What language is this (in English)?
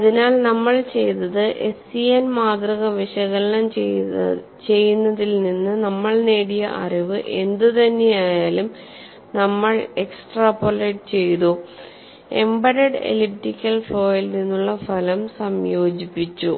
Malayalam